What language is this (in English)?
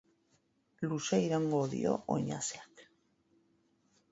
Basque